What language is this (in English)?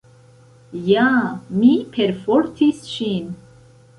Esperanto